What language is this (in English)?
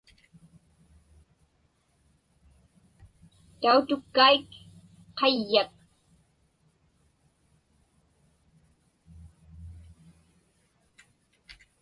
Inupiaq